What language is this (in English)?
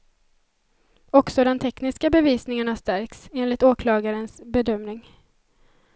Swedish